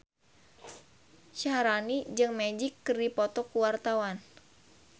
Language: Sundanese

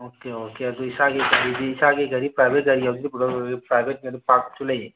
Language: Manipuri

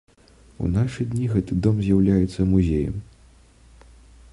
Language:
Belarusian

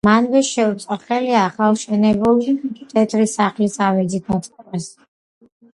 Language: Georgian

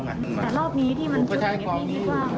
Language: Thai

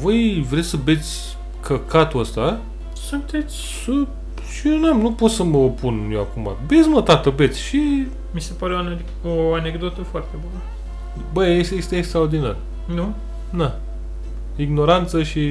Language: Romanian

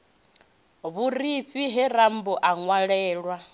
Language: Venda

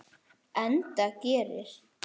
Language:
Icelandic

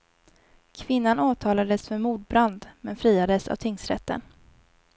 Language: Swedish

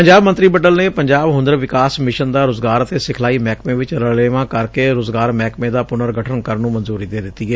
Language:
Punjabi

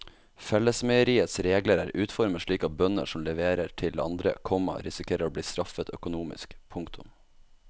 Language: Norwegian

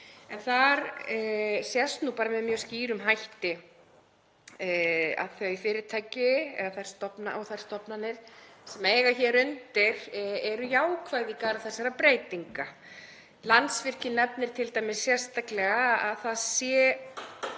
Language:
Icelandic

